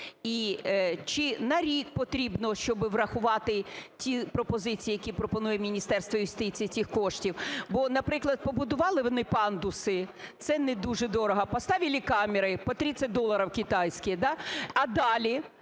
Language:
Ukrainian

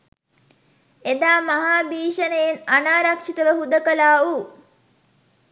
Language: Sinhala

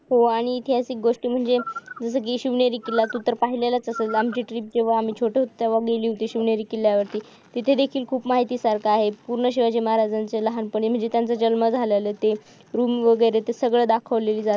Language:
Marathi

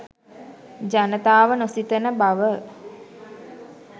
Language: Sinhala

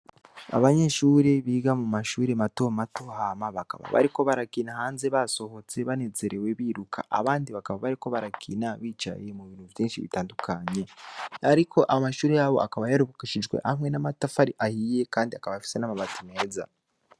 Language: Rundi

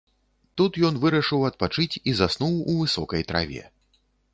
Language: Belarusian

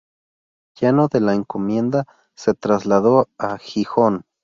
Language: Spanish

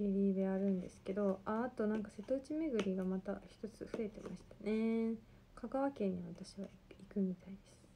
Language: Japanese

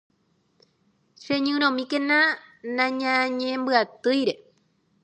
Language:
Guarani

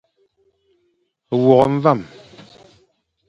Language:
Fang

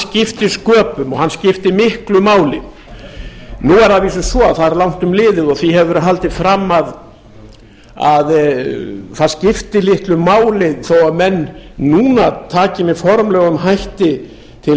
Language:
Icelandic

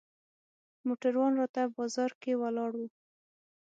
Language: Pashto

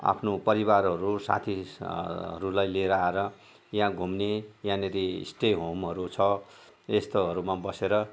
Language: Nepali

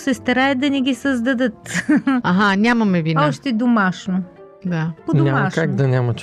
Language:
Bulgarian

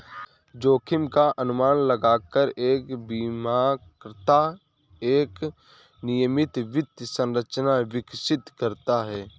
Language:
Hindi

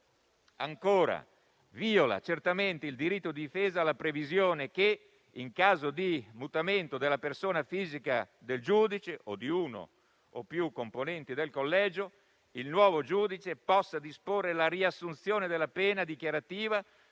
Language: Italian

